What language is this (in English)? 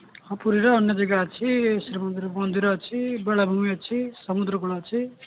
Odia